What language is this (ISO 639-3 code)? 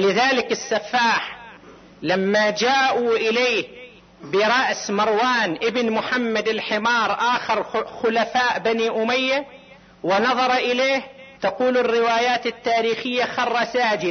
ara